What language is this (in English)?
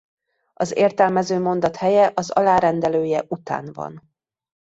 Hungarian